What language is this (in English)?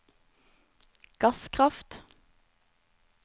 Norwegian